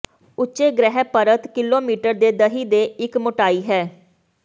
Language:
Punjabi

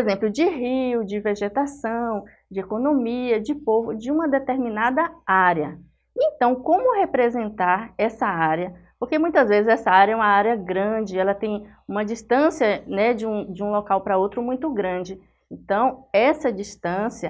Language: Portuguese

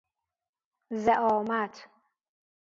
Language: Persian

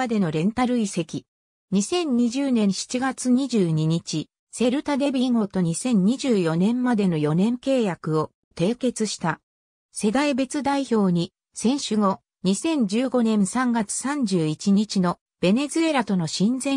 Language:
Japanese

